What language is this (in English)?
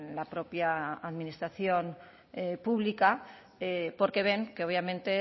Spanish